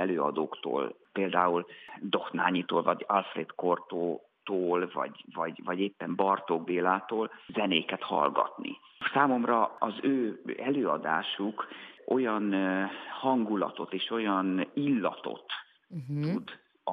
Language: Hungarian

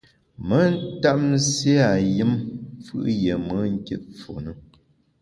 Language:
Bamun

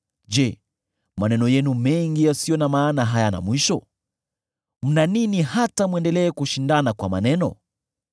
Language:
Swahili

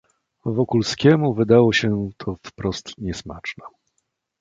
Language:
Polish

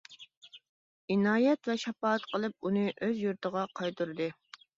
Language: Uyghur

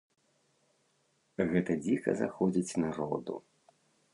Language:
Belarusian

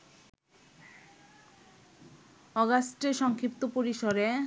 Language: Bangla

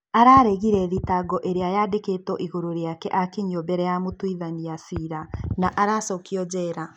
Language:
Kikuyu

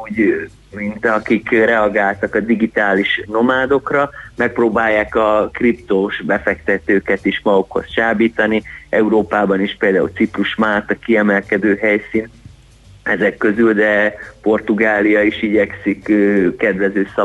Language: Hungarian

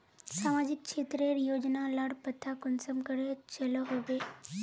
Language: Magahi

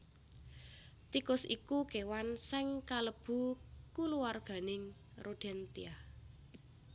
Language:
Javanese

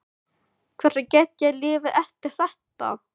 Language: Icelandic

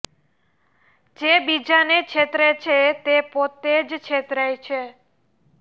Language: Gujarati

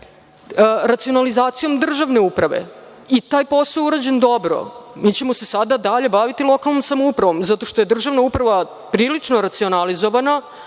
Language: Serbian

